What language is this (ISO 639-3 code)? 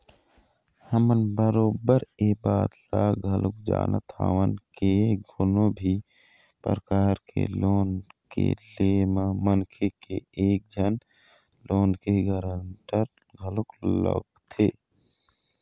hne